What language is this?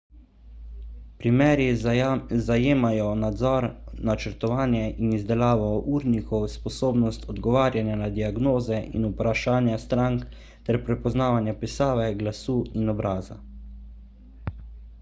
Slovenian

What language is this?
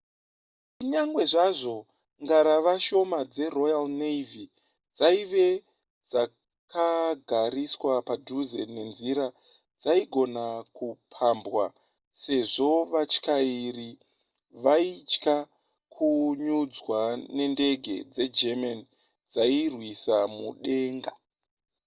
Shona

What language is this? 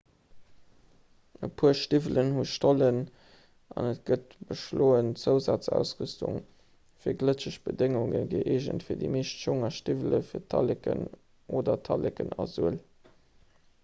Luxembourgish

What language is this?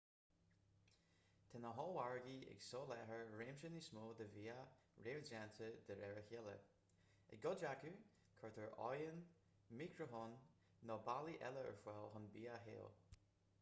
Irish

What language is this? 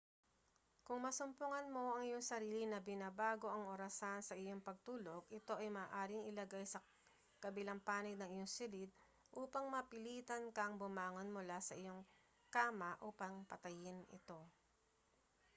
Filipino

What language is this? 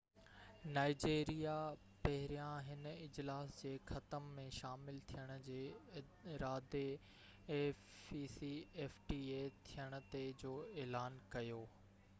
Sindhi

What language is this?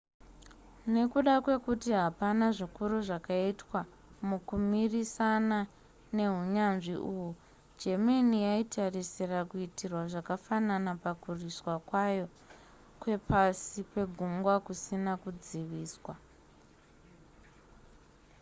Shona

